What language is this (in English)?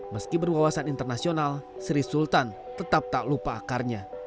Indonesian